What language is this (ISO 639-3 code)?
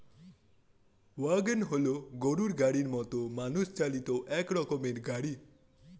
ben